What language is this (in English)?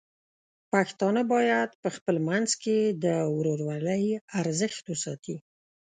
Pashto